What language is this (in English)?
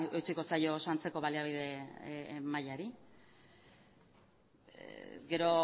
Basque